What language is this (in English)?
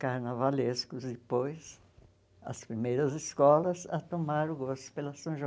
Portuguese